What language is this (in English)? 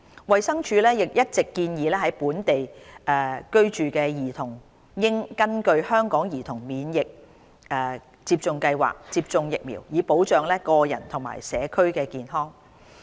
Cantonese